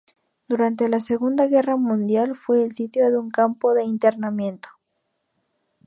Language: Spanish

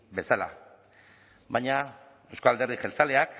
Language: Basque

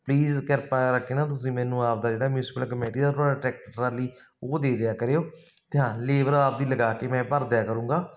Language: Punjabi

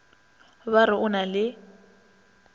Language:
Northern Sotho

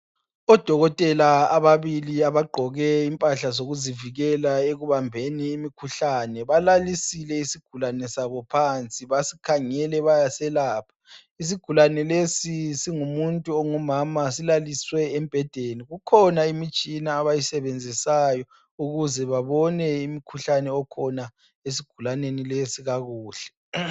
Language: North Ndebele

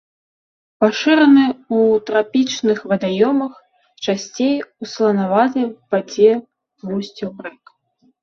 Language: Belarusian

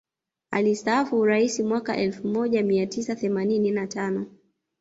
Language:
Swahili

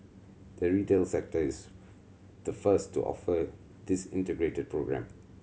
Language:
English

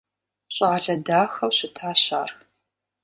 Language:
Kabardian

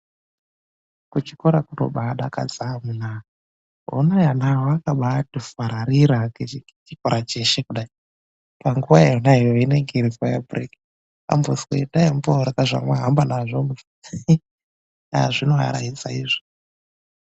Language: Ndau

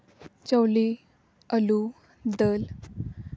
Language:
Santali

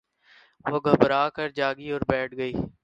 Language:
Urdu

